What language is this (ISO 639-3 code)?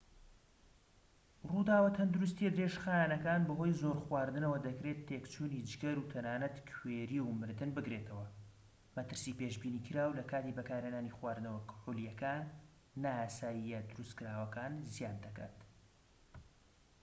ckb